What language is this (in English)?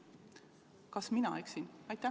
Estonian